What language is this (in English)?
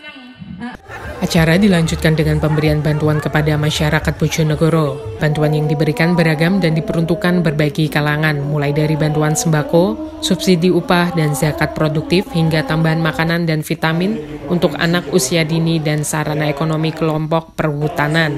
Indonesian